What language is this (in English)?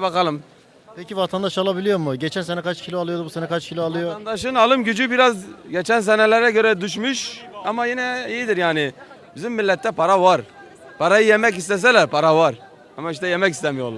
Turkish